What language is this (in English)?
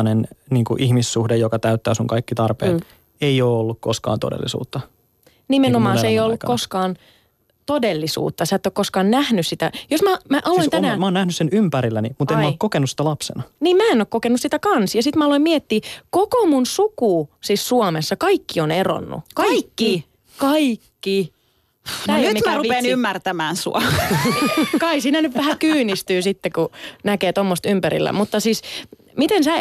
Finnish